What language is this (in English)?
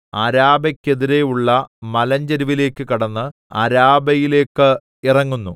Malayalam